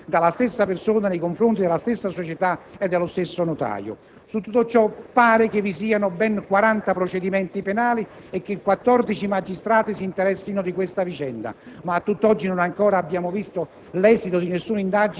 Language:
Italian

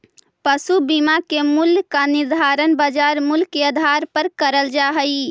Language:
Magahi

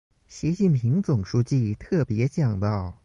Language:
Chinese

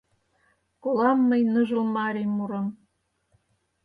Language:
Mari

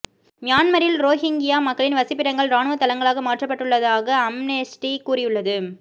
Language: Tamil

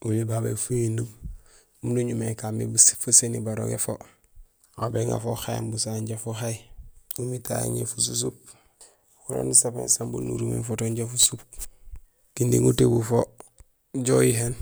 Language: Gusilay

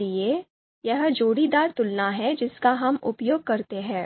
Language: Hindi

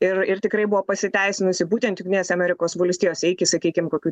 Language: Lithuanian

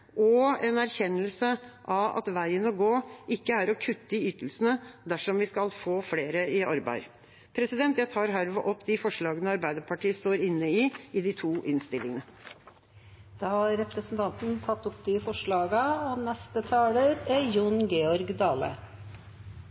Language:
Norwegian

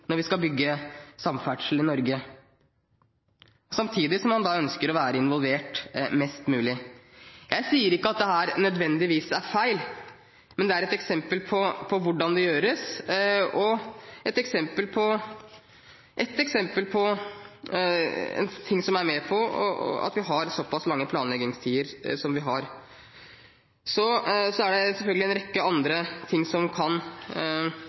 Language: Norwegian Bokmål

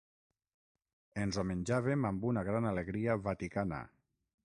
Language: Catalan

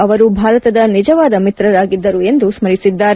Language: Kannada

